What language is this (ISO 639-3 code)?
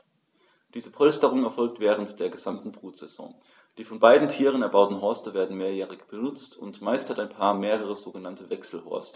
deu